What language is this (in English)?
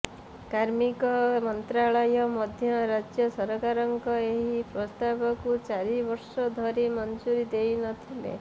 Odia